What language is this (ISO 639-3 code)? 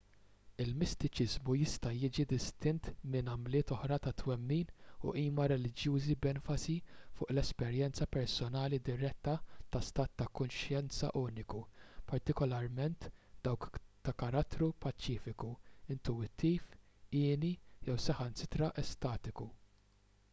mlt